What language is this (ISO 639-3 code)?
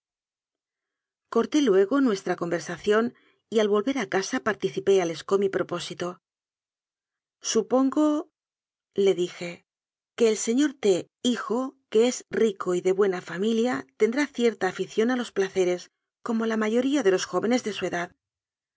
spa